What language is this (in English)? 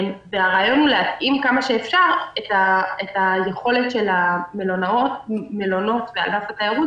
Hebrew